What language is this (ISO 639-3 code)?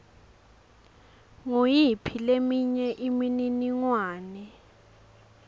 ssw